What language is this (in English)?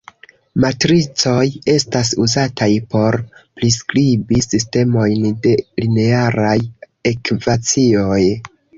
Esperanto